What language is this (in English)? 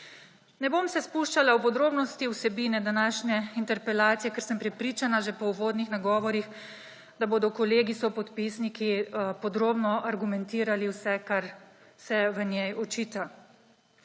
Slovenian